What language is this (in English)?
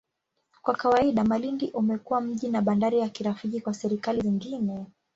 Swahili